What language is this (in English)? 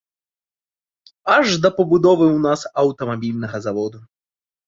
Belarusian